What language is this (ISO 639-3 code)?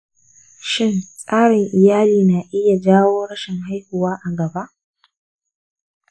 hau